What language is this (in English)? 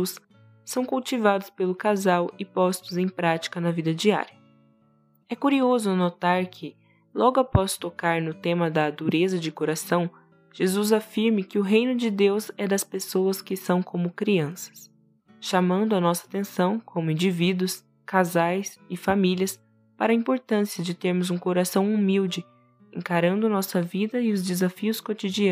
Portuguese